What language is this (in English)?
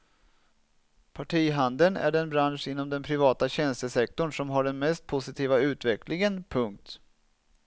Swedish